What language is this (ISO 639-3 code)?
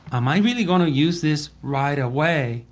eng